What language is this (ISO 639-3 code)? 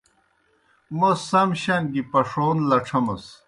plk